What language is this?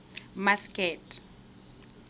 Tswana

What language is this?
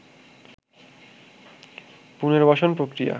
Bangla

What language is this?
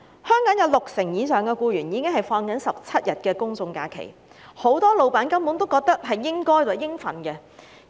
Cantonese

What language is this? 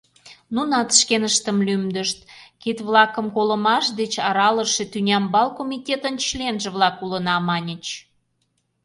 Mari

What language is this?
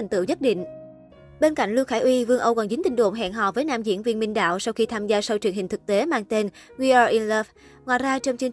Vietnamese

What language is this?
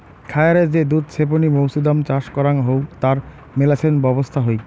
Bangla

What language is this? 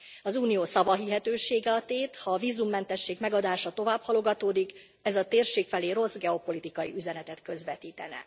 Hungarian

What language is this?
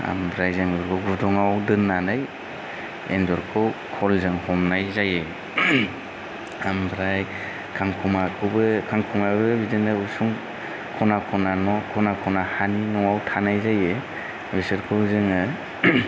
Bodo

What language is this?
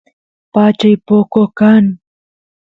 Santiago del Estero Quichua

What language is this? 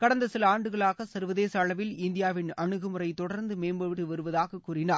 Tamil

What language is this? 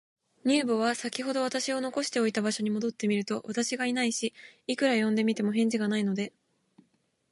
Japanese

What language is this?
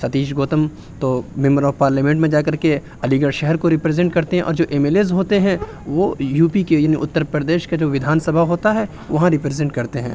Urdu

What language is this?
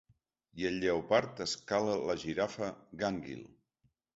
Catalan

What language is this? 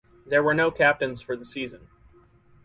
English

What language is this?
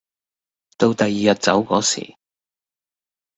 Cantonese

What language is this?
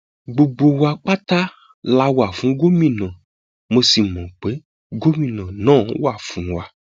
Yoruba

